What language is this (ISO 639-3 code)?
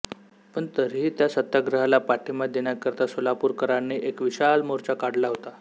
mar